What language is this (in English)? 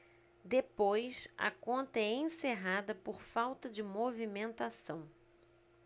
Portuguese